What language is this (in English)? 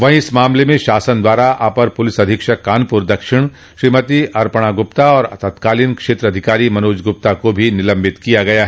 Hindi